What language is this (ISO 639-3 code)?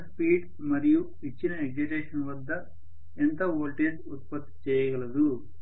tel